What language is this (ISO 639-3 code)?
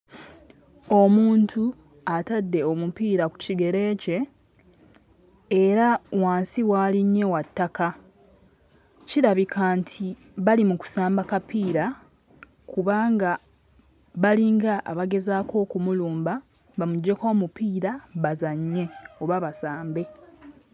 lug